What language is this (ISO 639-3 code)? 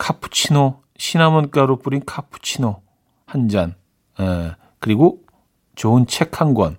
kor